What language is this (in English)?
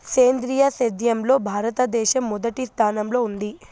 Telugu